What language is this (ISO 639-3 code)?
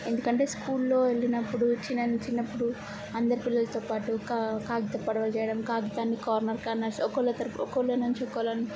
tel